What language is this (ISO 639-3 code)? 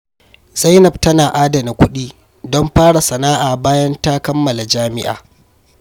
hau